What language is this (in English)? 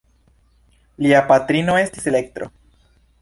Esperanto